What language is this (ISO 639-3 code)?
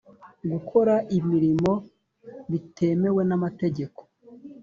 kin